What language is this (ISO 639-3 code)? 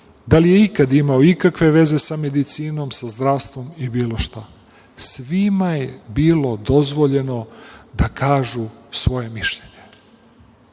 srp